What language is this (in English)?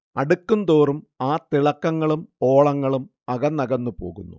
Malayalam